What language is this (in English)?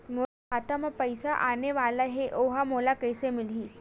Chhattisgarhi